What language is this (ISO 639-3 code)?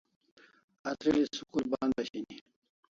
kls